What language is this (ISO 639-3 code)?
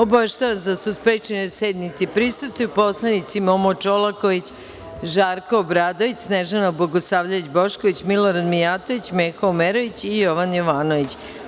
srp